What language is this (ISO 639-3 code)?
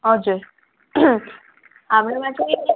nep